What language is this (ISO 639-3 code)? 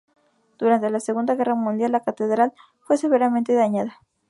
spa